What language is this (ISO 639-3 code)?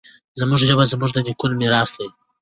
pus